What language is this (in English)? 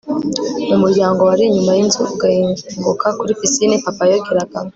Kinyarwanda